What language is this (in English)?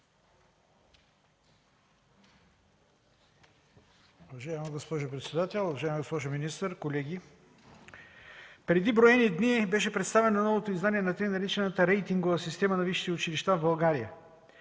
Bulgarian